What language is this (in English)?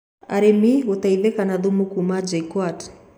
Kikuyu